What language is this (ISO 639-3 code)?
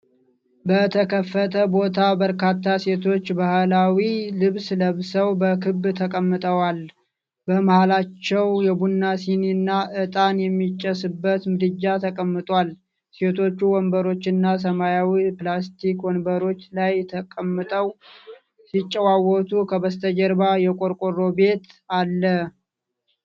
amh